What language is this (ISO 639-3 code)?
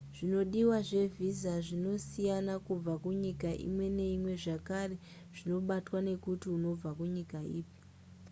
sna